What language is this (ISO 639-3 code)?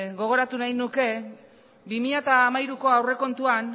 eus